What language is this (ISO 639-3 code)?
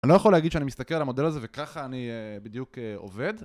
heb